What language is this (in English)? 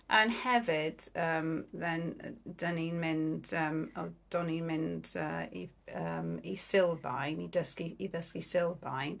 Welsh